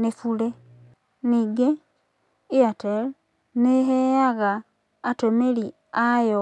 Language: Kikuyu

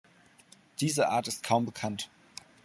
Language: German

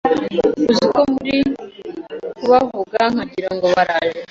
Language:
Kinyarwanda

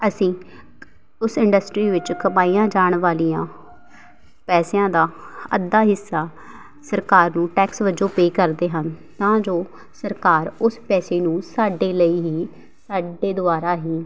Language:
Punjabi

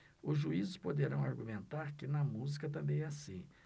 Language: Portuguese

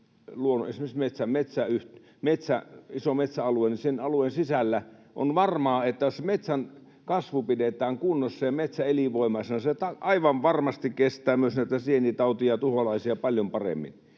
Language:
Finnish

